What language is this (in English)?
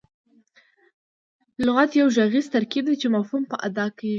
Pashto